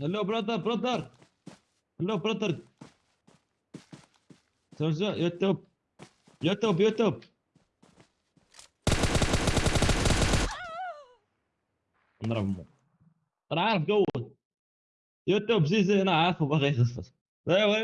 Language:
Turkish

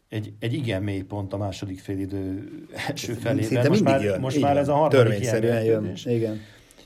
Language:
Hungarian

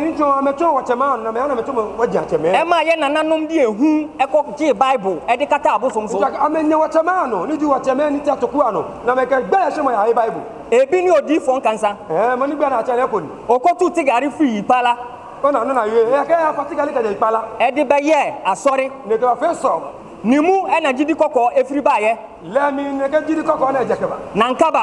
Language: English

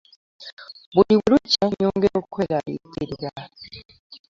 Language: Ganda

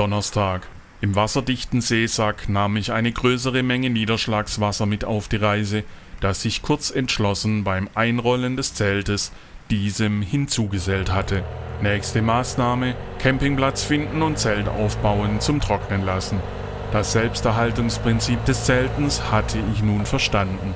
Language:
German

